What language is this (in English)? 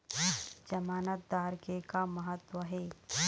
Chhattisgarhi